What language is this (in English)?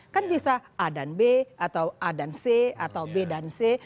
Indonesian